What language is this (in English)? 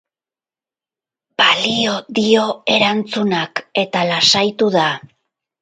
Basque